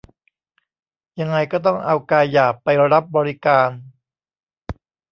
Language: Thai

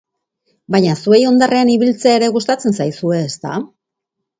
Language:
Basque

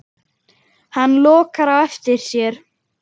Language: Icelandic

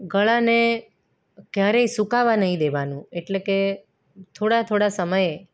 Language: Gujarati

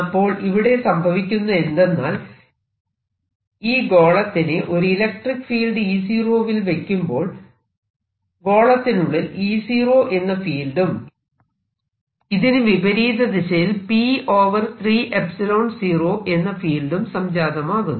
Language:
Malayalam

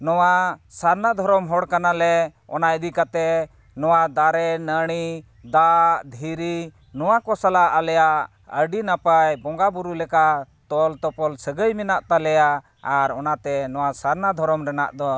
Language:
Santali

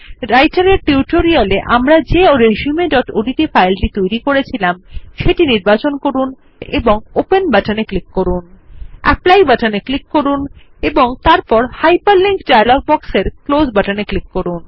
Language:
Bangla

